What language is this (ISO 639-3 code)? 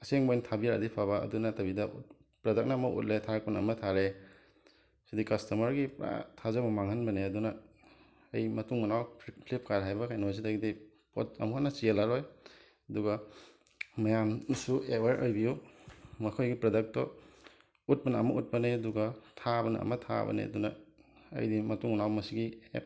mni